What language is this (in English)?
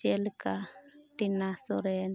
Santali